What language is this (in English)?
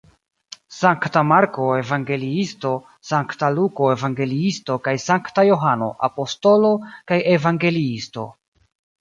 Esperanto